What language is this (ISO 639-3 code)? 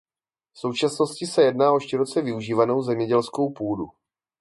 ces